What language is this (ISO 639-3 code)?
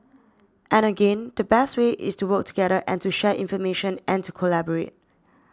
eng